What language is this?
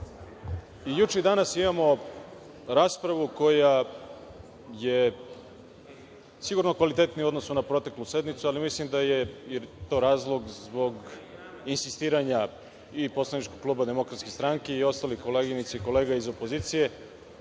Serbian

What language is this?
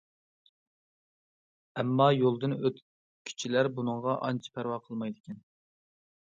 Uyghur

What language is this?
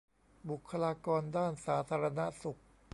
Thai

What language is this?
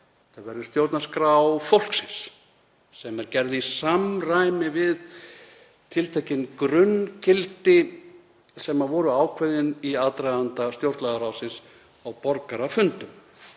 Icelandic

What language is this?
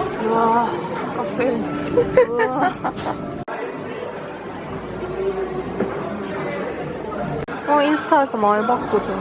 Korean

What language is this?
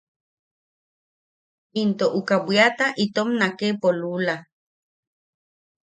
Yaqui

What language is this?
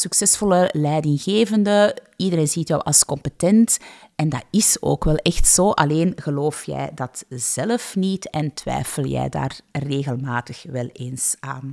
Dutch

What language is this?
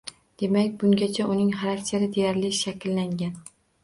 Uzbek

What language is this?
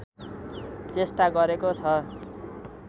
Nepali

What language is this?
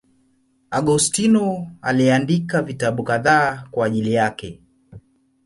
Swahili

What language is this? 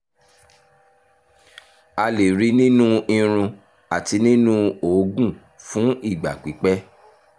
Yoruba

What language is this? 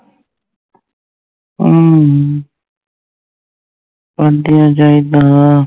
Punjabi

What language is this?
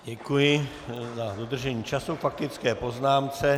Czech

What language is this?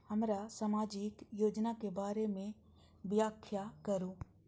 Maithili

